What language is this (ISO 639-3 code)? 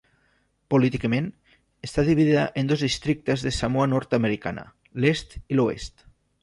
cat